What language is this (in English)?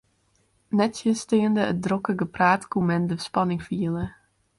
Western Frisian